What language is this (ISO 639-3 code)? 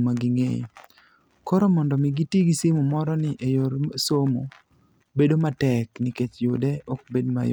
luo